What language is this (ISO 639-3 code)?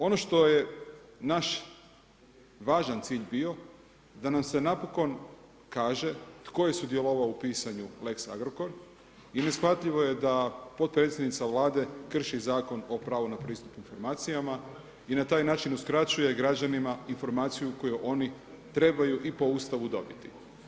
hrv